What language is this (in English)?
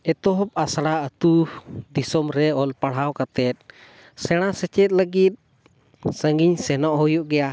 Santali